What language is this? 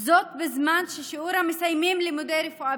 Hebrew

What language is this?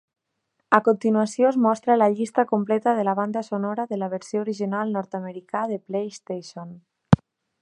Catalan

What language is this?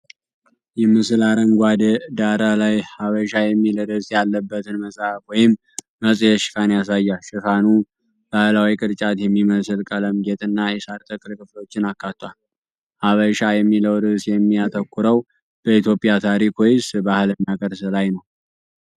Amharic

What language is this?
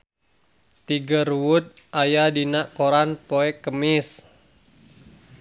Sundanese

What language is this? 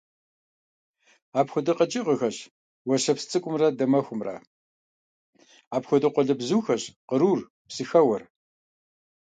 Kabardian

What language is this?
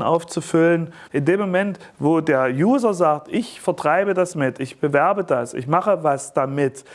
German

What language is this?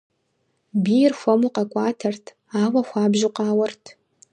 Kabardian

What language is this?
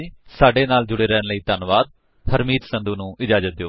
Punjabi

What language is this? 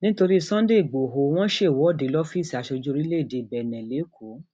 Yoruba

